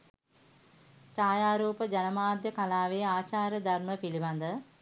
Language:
Sinhala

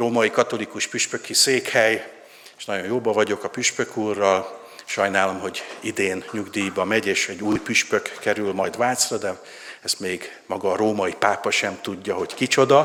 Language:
Hungarian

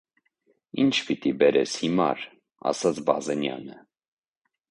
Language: Armenian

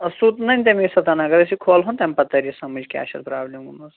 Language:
Kashmiri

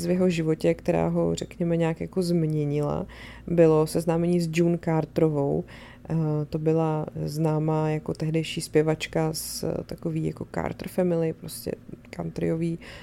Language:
Czech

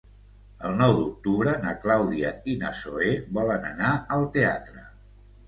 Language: Catalan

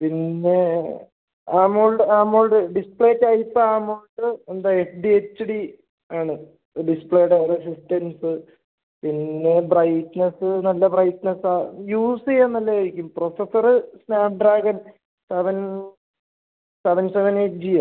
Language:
Malayalam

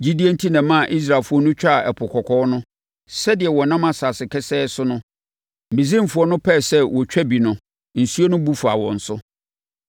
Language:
Akan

